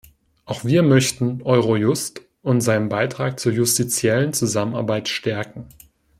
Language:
German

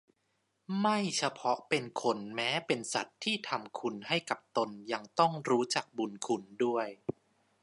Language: Thai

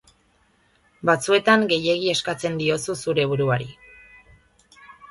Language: Basque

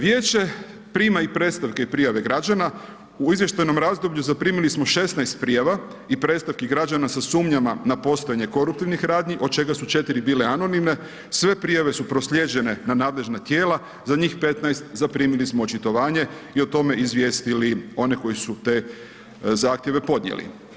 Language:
Croatian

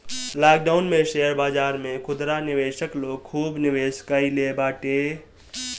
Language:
Bhojpuri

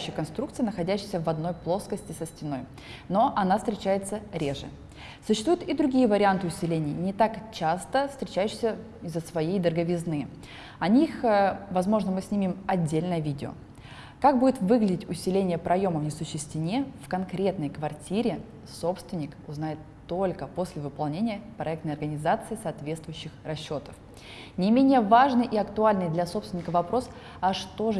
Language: Russian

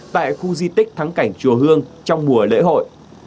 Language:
Vietnamese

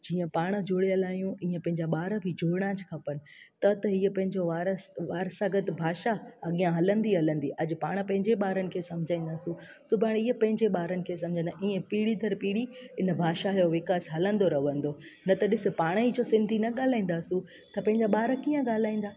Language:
Sindhi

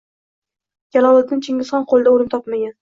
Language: Uzbek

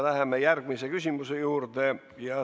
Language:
Estonian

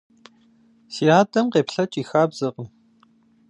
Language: Kabardian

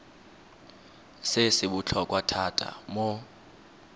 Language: Tswana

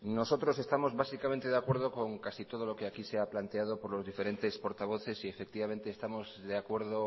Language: Spanish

